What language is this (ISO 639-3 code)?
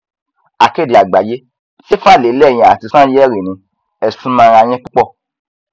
yor